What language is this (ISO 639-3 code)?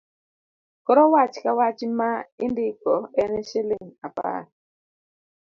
luo